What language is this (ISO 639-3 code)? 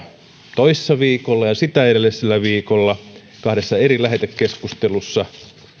fin